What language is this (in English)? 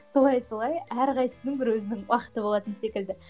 Kazakh